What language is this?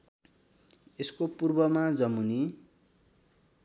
Nepali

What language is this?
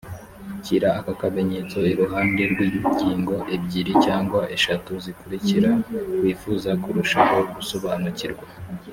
Kinyarwanda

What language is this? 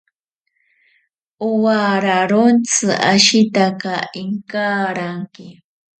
Ashéninka Perené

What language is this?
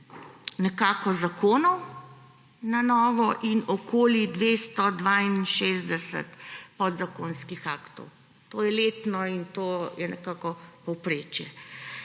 Slovenian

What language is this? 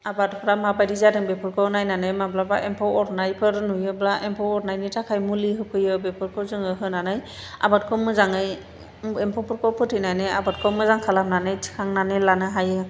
Bodo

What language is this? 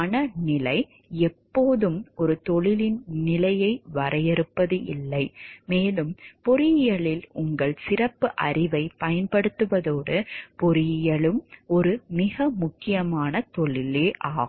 Tamil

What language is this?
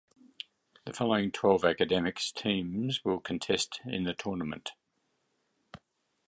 English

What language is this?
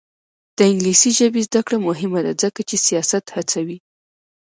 Pashto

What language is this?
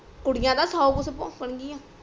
Punjabi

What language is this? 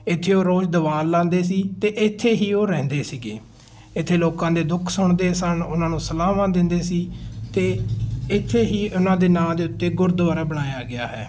Punjabi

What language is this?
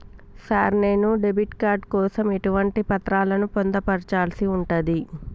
Telugu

